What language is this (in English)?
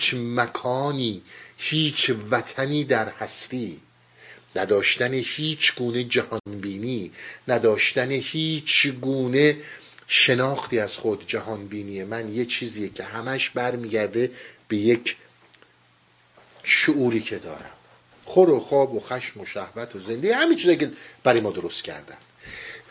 Persian